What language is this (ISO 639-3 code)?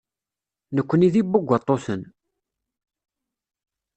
kab